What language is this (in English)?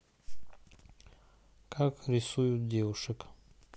Russian